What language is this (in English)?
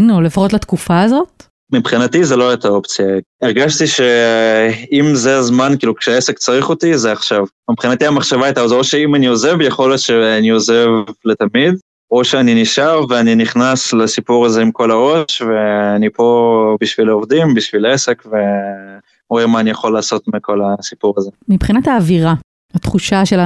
Hebrew